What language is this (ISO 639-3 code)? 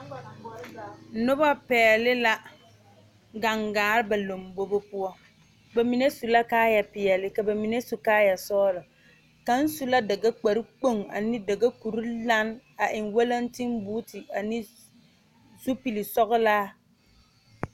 dga